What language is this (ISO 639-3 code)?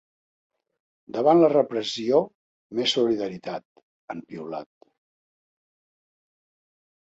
cat